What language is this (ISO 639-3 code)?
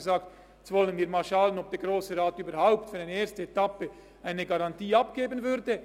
gsw